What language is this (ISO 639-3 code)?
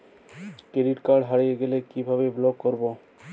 ben